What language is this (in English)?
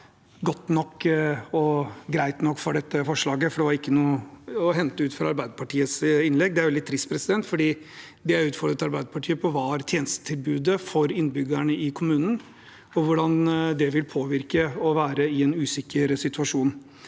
Norwegian